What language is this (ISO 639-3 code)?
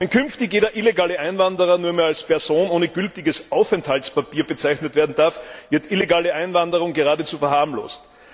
deu